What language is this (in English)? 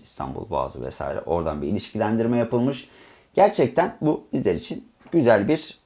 Turkish